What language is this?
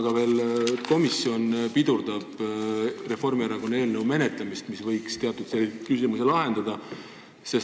Estonian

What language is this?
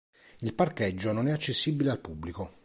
Italian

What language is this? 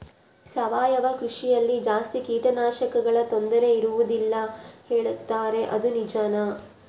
Kannada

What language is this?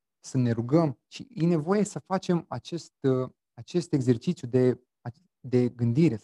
Romanian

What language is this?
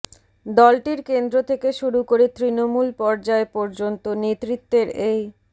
Bangla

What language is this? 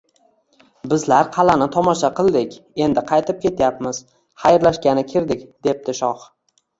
Uzbek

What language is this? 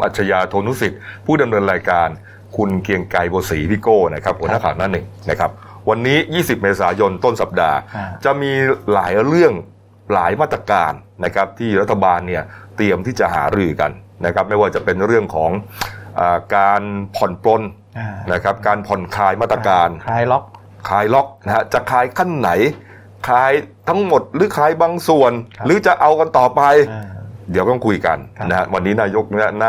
Thai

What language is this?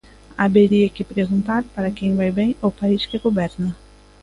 Galician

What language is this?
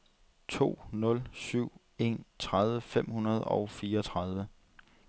Danish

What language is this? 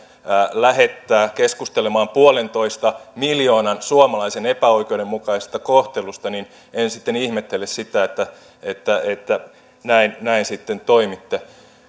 Finnish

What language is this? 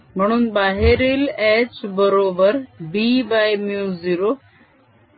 Marathi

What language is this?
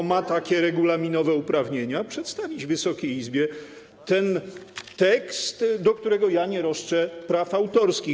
Polish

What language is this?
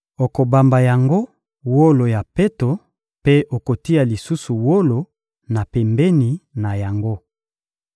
Lingala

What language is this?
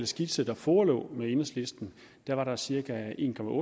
Danish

